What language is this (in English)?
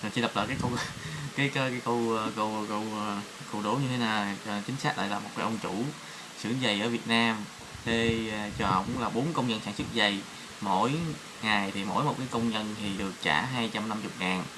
Vietnamese